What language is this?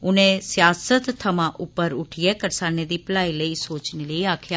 Dogri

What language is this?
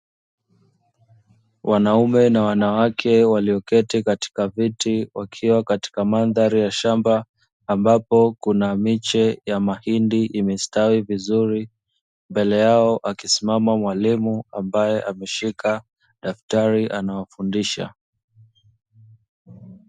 Swahili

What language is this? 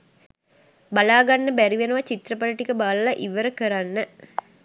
Sinhala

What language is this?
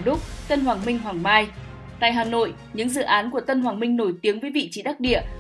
Vietnamese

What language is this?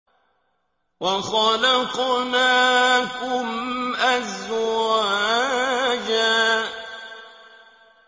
Arabic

